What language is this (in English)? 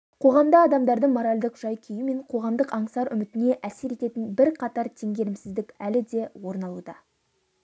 Kazakh